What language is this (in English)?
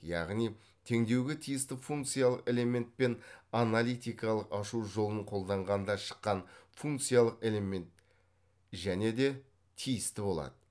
Kazakh